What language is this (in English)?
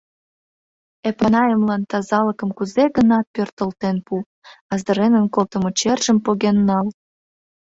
Mari